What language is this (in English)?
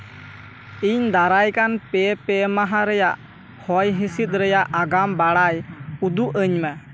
Santali